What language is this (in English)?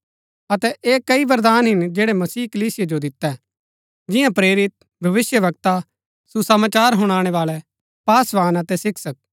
Gaddi